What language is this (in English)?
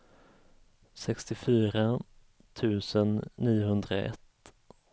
Swedish